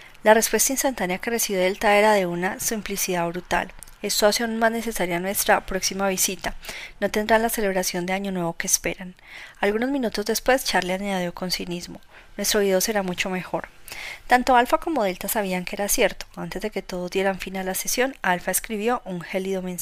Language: Spanish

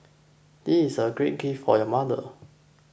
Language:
English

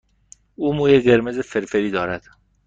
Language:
Persian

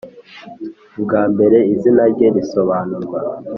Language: Kinyarwanda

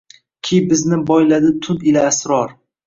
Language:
Uzbek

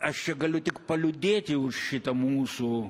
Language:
Lithuanian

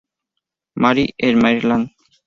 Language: Spanish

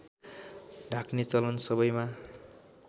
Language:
Nepali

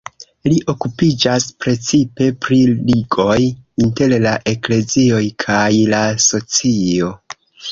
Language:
Esperanto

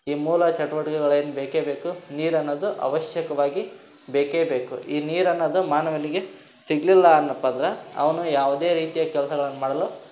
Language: Kannada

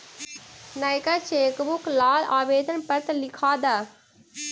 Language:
Magahi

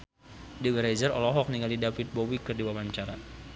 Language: Sundanese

